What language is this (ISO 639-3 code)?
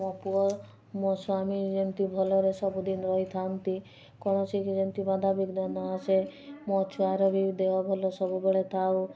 ori